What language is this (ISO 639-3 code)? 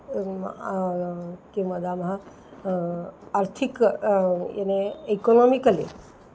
san